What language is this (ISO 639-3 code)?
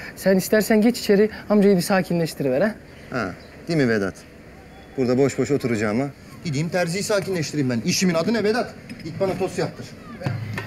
tur